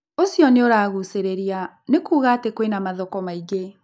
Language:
Kikuyu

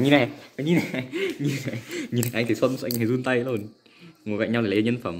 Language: Vietnamese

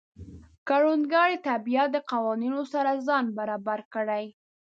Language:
Pashto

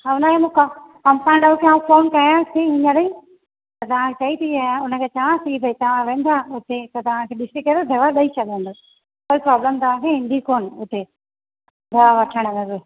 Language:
Sindhi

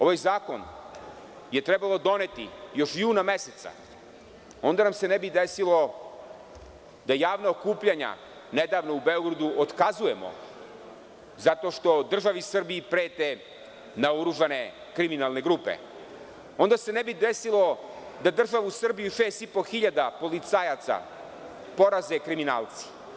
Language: Serbian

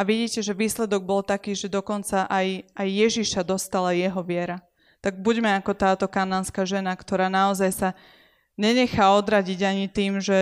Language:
Slovak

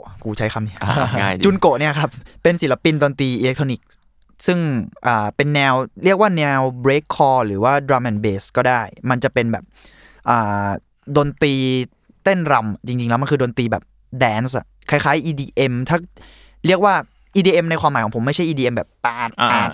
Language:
Thai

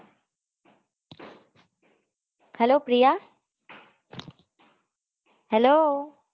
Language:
Gujarati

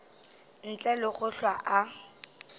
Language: Northern Sotho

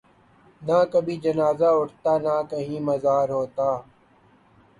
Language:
Urdu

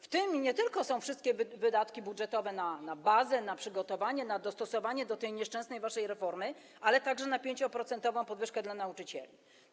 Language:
Polish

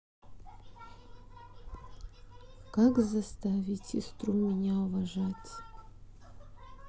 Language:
Russian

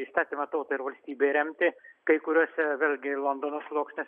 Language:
Lithuanian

